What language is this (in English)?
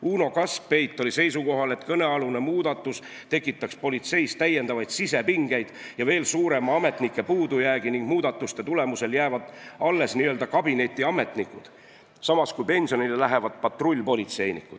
Estonian